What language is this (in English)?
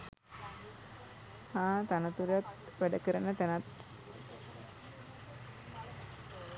Sinhala